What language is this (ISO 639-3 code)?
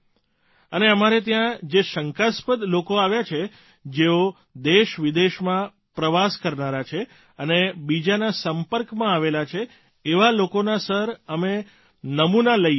guj